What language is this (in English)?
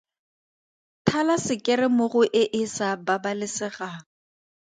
Tswana